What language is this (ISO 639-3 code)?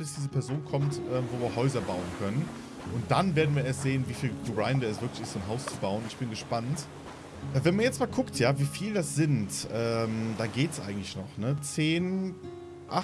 deu